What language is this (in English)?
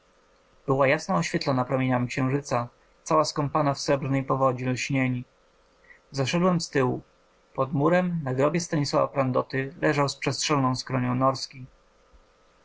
Polish